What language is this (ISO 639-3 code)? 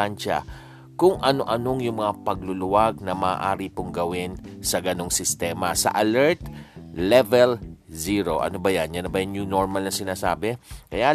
fil